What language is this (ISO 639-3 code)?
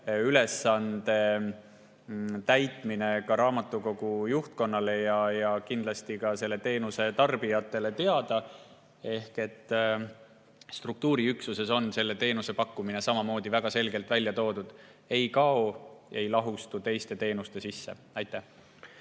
est